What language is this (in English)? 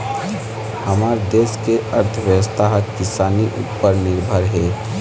Chhattisgarhi